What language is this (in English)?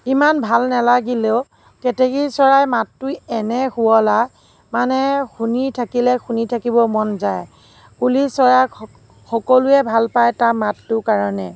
Assamese